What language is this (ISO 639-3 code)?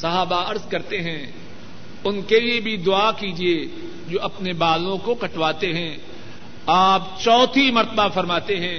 urd